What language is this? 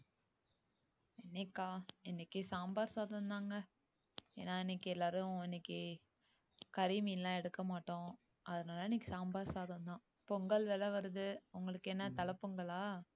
Tamil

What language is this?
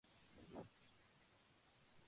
Spanish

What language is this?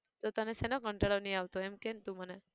Gujarati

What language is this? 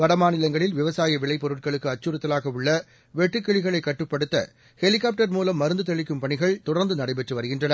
Tamil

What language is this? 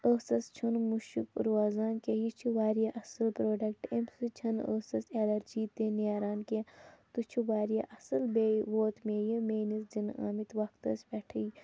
Kashmiri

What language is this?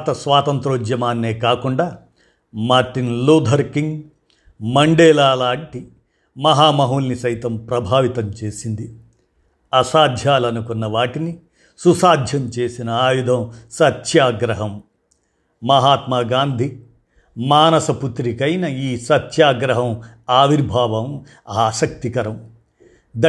Telugu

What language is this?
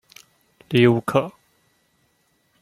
Chinese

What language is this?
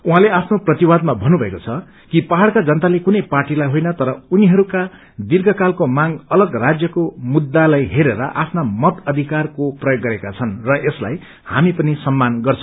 Nepali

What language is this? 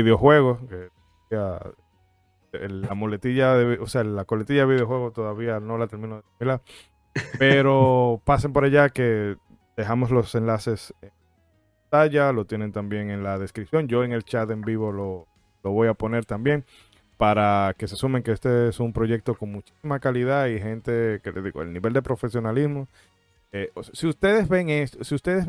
Spanish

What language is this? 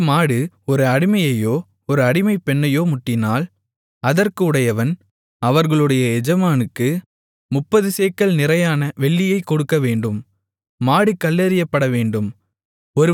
Tamil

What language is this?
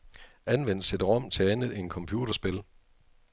Danish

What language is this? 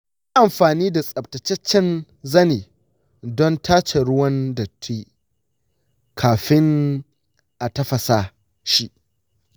Hausa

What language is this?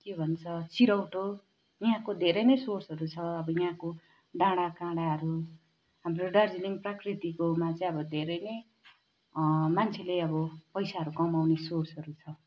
Nepali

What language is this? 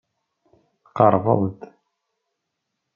Kabyle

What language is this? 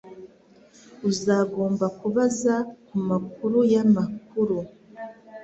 Kinyarwanda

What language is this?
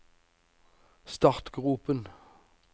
Norwegian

